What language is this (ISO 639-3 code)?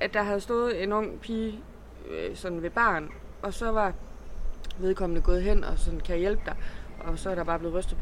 dan